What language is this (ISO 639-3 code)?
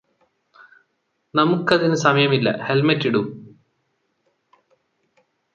mal